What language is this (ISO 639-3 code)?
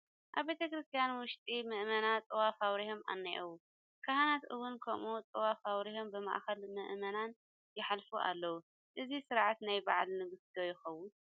tir